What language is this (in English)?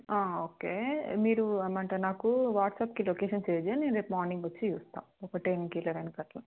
Telugu